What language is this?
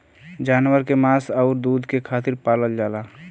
Bhojpuri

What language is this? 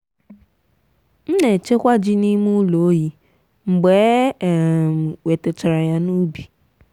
Igbo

